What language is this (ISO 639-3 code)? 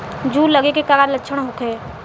bho